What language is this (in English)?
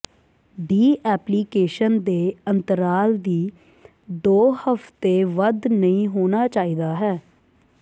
Punjabi